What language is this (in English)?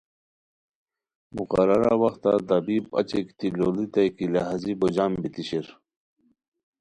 Khowar